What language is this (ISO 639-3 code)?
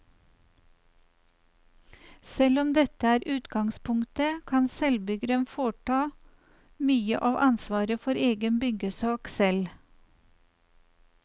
nor